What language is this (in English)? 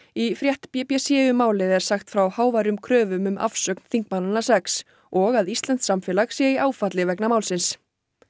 Icelandic